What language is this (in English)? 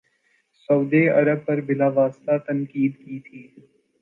Urdu